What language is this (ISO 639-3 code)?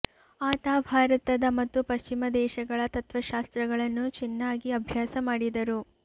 kan